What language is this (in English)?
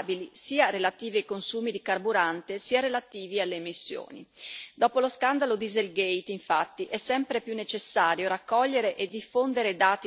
Italian